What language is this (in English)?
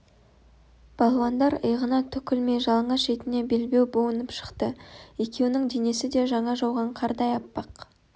Kazakh